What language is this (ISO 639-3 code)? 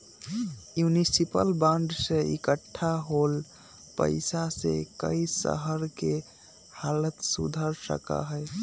mag